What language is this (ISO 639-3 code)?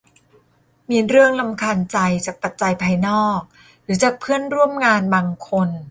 tha